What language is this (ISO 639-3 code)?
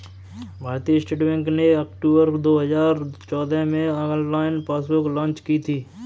hin